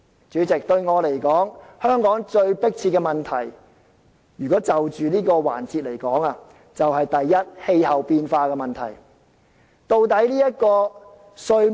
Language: Cantonese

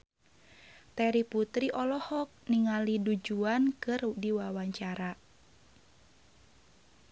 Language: Sundanese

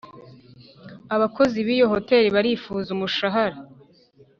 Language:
Kinyarwanda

